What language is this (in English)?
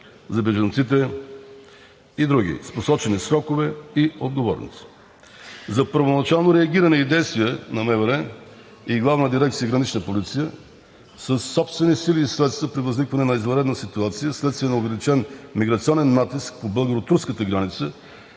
Bulgarian